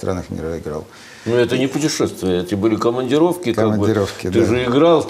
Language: Russian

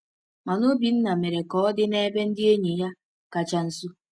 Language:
Igbo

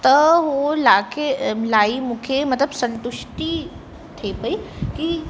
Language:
Sindhi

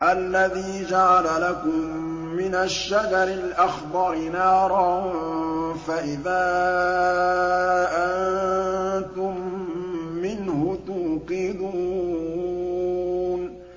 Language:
Arabic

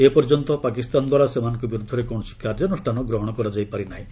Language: Odia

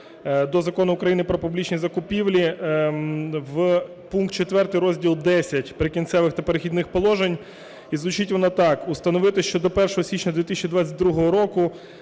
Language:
Ukrainian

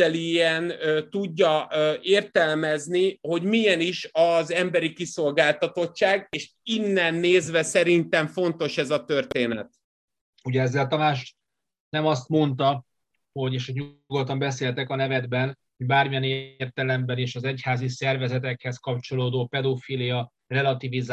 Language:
Hungarian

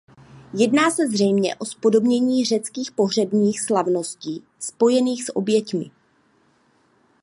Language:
Czech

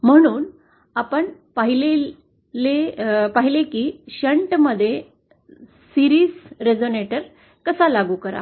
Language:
Marathi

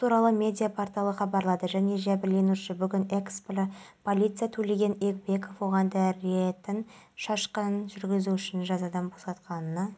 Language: Kazakh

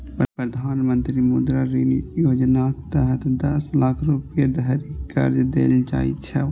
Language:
Maithili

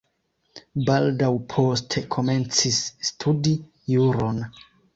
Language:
Esperanto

